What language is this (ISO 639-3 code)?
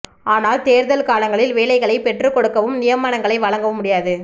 tam